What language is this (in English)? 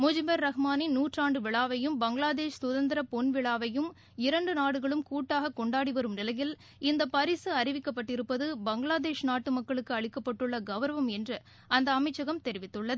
Tamil